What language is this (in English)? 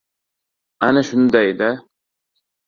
Uzbek